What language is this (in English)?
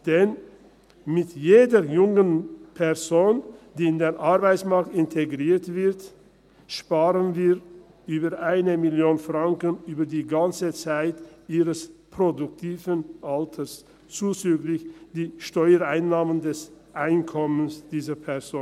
Swiss German